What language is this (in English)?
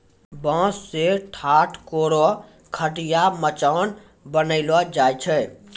Maithili